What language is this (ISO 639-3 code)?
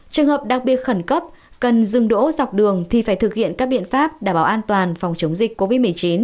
vie